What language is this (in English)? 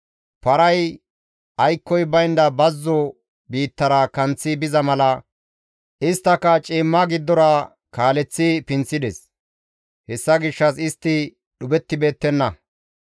Gamo